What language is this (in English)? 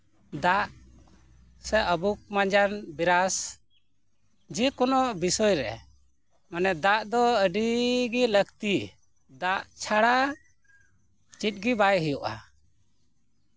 Santali